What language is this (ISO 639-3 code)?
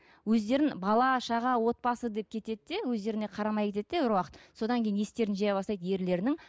kaz